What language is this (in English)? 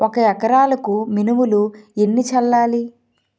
Telugu